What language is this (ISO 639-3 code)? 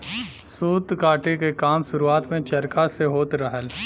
bho